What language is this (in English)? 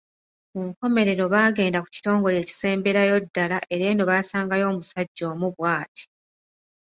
Ganda